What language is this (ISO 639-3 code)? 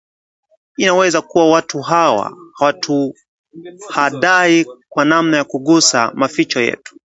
swa